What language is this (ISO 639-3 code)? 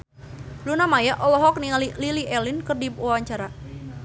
sun